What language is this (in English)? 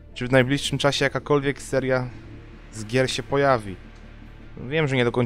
Polish